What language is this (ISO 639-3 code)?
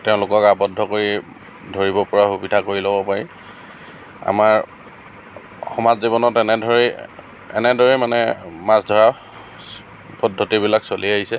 asm